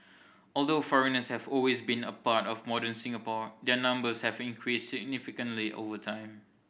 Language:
English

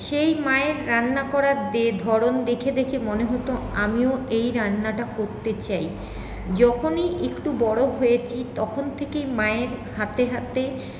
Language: Bangla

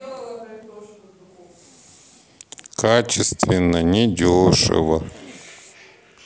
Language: Russian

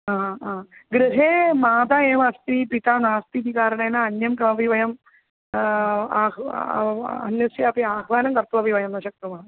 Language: Sanskrit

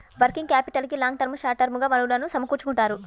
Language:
Telugu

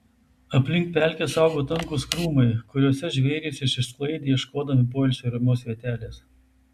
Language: Lithuanian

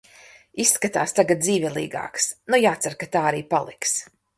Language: Latvian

